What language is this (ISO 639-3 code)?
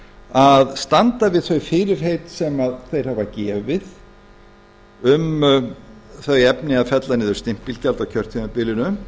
isl